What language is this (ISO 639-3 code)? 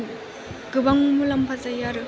brx